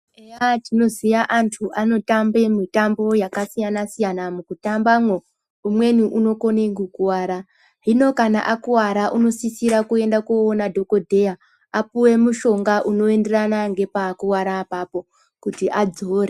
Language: Ndau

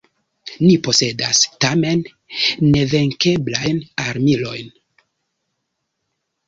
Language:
Esperanto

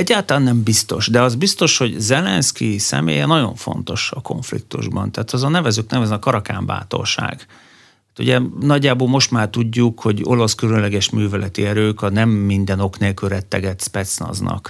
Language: Hungarian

